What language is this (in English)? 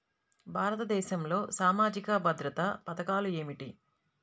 Telugu